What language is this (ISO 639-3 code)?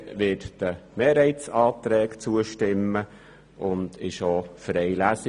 gsw